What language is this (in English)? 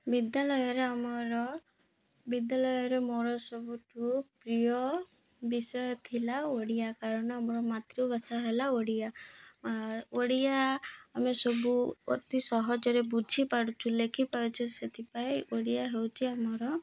Odia